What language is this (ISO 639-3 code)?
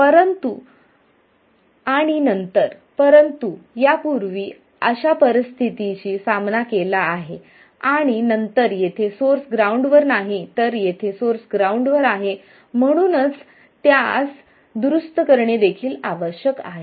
mar